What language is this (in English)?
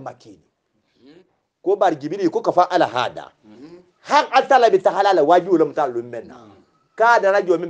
Arabic